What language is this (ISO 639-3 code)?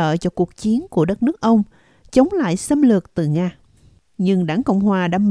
vie